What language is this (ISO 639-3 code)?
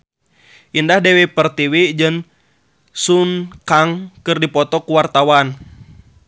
sun